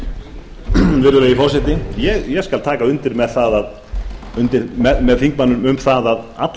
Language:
Icelandic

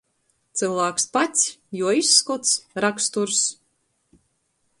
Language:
Latgalian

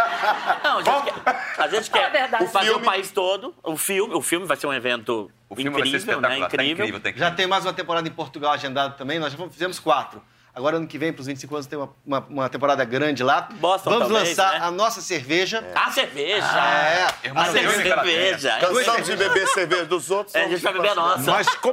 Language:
Portuguese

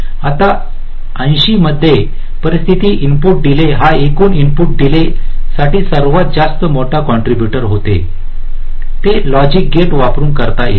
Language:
Marathi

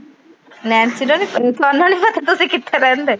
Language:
Punjabi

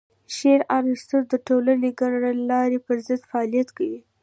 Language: Pashto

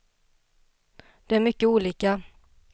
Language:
Swedish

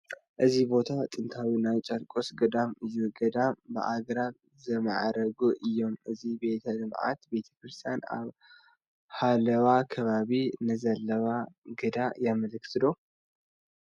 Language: Tigrinya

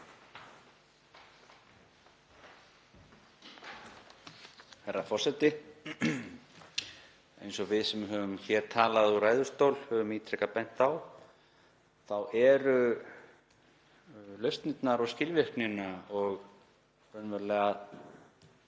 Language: Icelandic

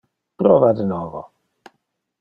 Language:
Interlingua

